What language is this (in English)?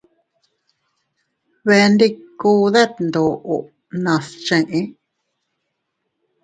Teutila Cuicatec